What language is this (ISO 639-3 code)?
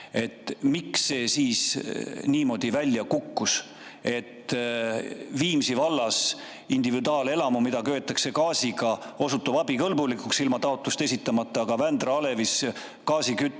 est